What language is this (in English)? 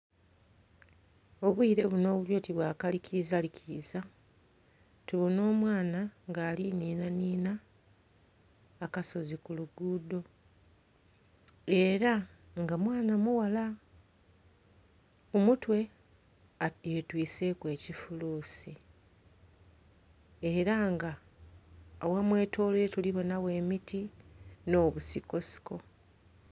Soga